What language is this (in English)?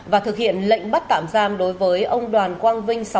Vietnamese